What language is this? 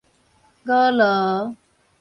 Min Nan Chinese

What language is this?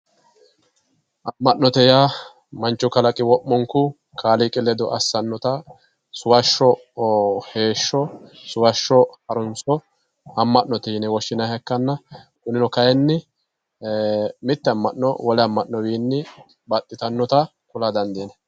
Sidamo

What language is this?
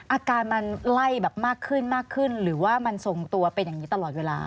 Thai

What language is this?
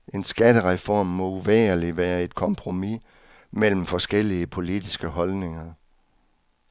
Danish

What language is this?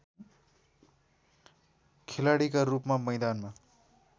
Nepali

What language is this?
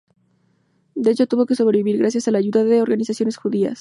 Spanish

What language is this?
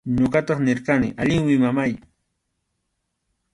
Arequipa-La Unión Quechua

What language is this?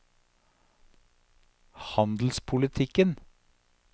Norwegian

